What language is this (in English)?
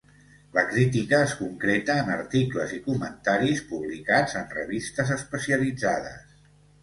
Catalan